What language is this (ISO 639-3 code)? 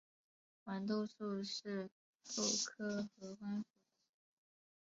zho